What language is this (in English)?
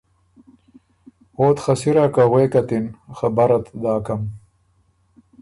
Ormuri